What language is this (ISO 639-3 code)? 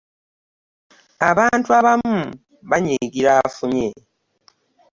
lug